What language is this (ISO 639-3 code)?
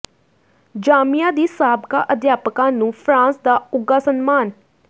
pan